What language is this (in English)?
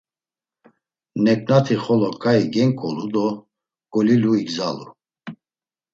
Laz